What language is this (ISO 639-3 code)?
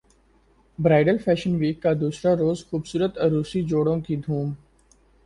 urd